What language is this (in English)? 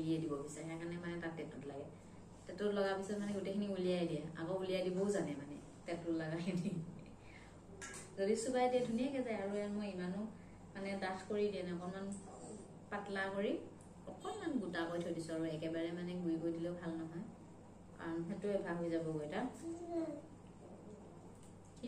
Indonesian